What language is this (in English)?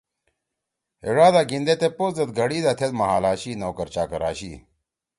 Torwali